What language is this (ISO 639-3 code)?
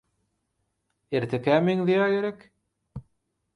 tuk